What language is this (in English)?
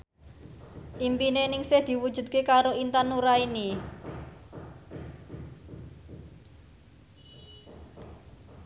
Javanese